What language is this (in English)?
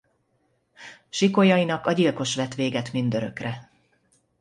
Hungarian